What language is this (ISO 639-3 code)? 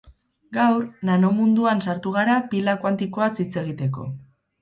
eus